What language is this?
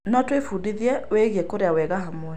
Kikuyu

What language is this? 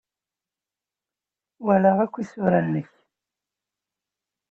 Kabyle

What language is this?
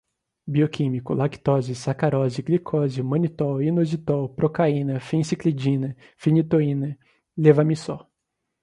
Portuguese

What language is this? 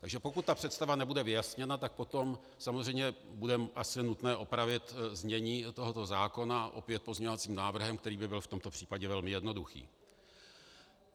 Czech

